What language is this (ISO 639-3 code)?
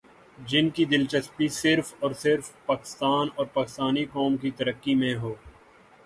urd